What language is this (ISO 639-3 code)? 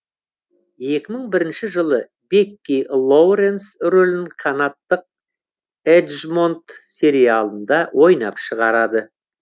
kaz